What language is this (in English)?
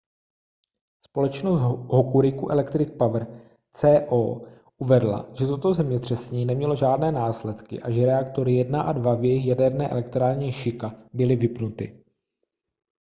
Czech